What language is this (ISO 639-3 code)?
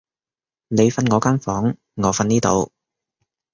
yue